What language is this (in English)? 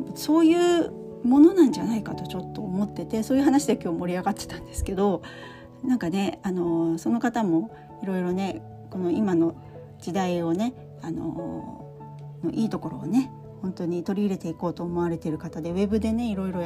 Japanese